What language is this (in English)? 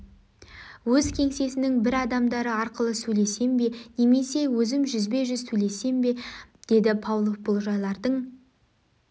Kazakh